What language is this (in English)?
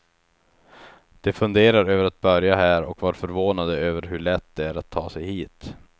Swedish